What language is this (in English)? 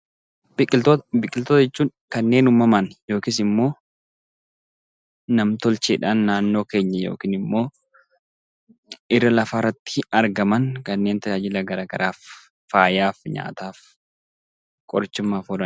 Oromo